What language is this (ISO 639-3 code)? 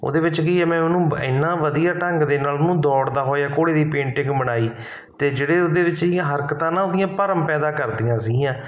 pan